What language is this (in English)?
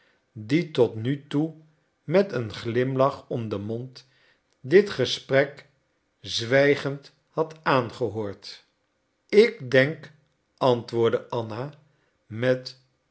Dutch